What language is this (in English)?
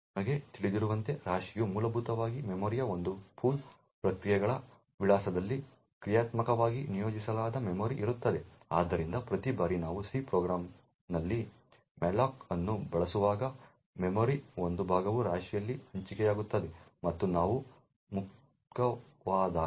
Kannada